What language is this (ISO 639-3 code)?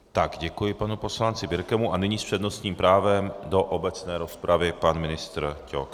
ces